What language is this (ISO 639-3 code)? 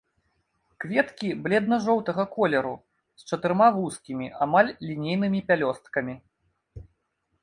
bel